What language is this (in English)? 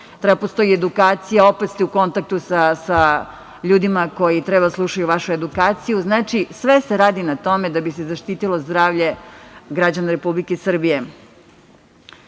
Serbian